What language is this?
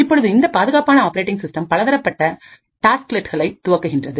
Tamil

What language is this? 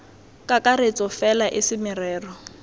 Tswana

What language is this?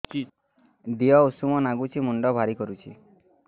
Odia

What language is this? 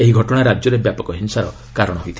Odia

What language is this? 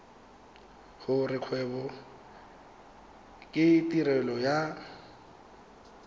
Tswana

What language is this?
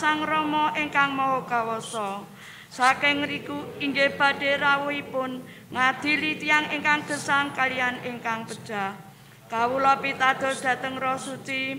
Indonesian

